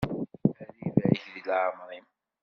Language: Kabyle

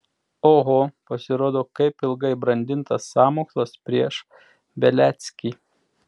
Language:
Lithuanian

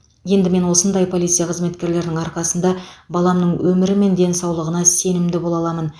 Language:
Kazakh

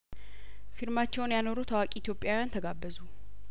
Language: Amharic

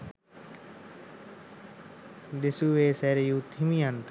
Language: Sinhala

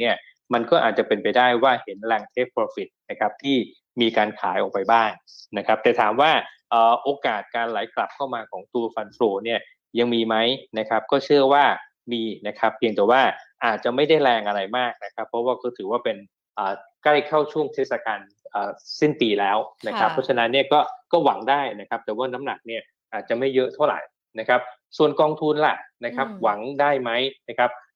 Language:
Thai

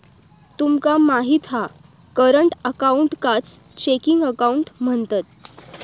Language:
Marathi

